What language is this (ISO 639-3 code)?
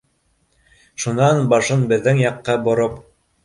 bak